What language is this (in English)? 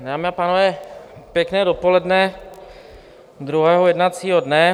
Czech